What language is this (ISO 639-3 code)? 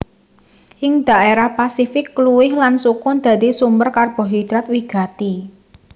jav